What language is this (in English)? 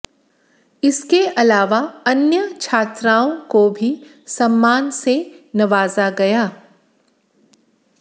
Hindi